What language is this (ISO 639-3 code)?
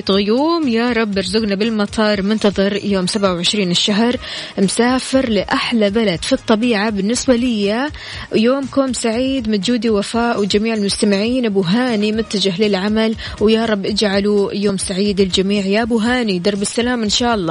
ara